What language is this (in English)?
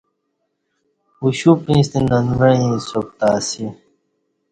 Kati